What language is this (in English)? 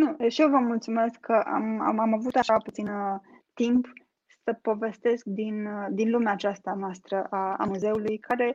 Romanian